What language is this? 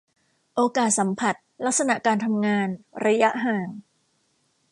Thai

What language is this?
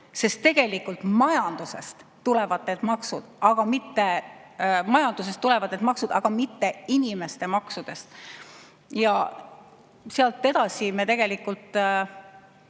Estonian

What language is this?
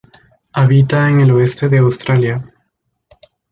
Spanish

